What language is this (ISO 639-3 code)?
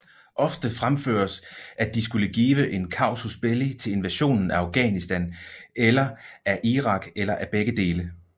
dan